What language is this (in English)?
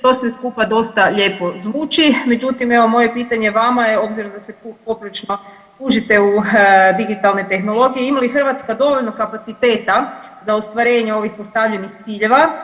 Croatian